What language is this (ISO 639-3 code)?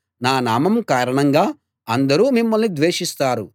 tel